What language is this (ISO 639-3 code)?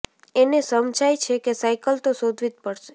guj